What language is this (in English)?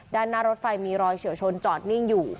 Thai